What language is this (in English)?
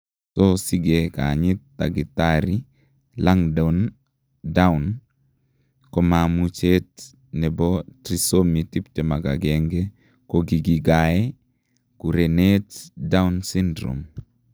Kalenjin